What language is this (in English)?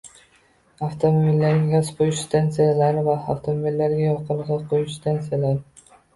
Uzbek